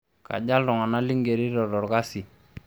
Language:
Masai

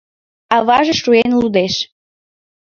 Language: Mari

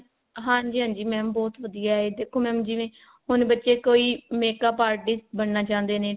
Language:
Punjabi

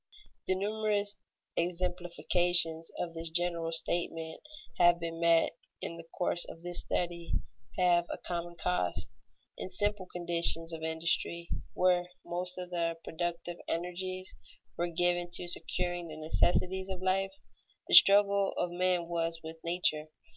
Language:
English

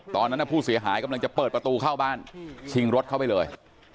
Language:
Thai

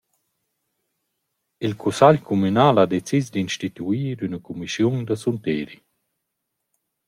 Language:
Romansh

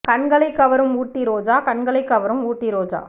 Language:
Tamil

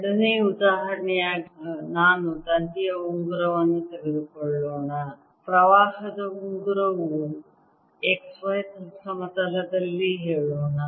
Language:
Kannada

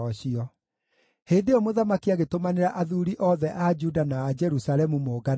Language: Kikuyu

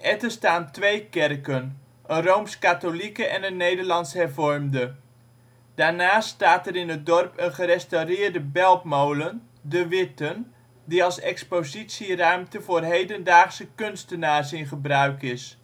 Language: Dutch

